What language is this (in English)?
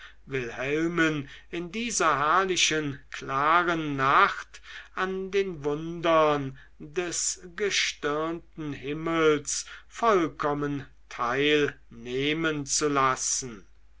German